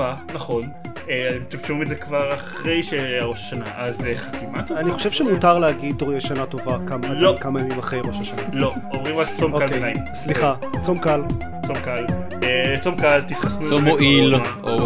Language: Hebrew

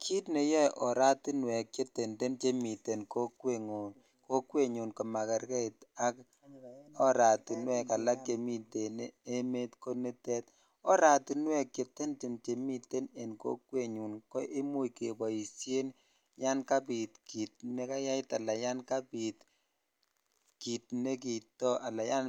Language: Kalenjin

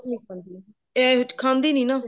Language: Punjabi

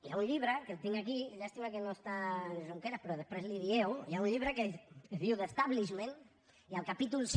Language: Catalan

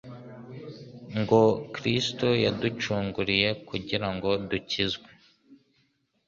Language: Kinyarwanda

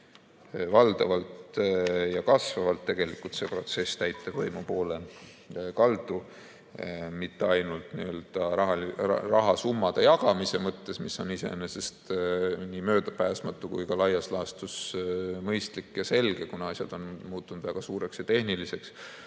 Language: Estonian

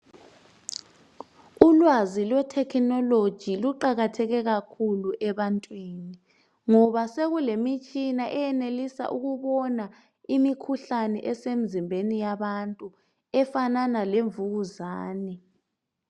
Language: North Ndebele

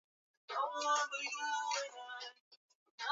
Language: Swahili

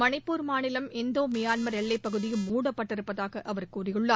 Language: Tamil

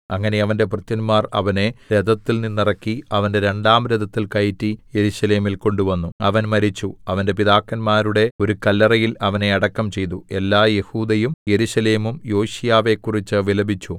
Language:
Malayalam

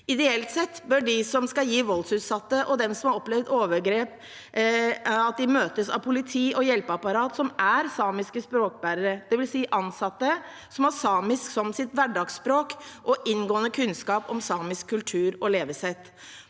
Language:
Norwegian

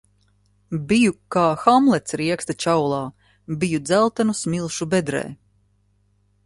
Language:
Latvian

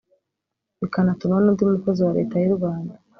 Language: Kinyarwanda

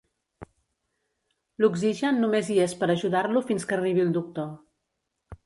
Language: Catalan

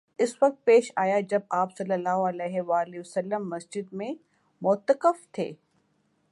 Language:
Urdu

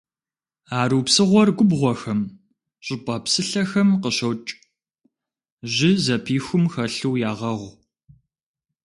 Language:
Kabardian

